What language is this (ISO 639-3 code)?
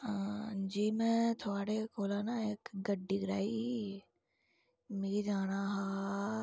doi